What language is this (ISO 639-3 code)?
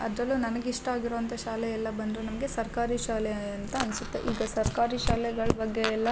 kan